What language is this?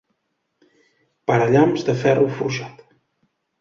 Catalan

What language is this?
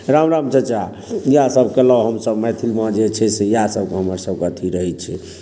Maithili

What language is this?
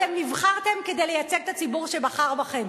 Hebrew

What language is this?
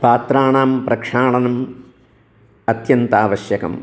Sanskrit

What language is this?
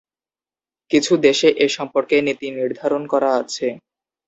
Bangla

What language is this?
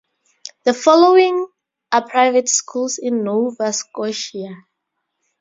English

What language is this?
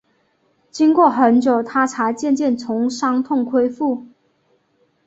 Chinese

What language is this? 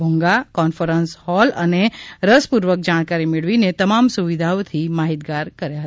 Gujarati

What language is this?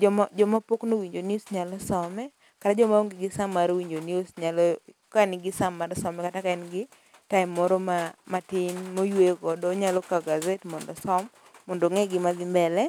Luo (Kenya and Tanzania)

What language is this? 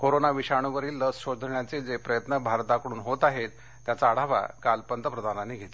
Marathi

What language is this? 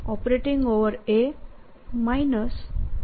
Gujarati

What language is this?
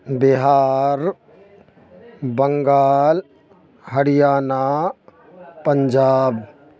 Urdu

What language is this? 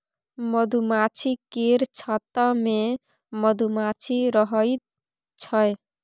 Maithili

